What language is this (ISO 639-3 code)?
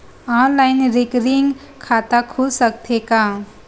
hne